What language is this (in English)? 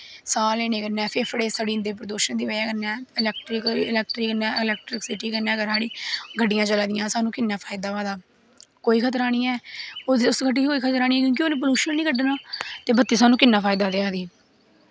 Dogri